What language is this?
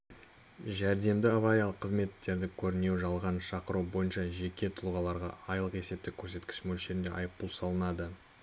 Kazakh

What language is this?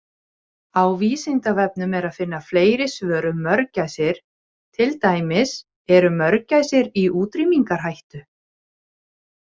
Icelandic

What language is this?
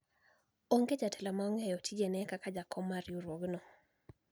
Luo (Kenya and Tanzania)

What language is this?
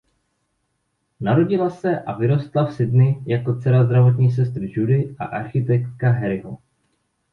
Czech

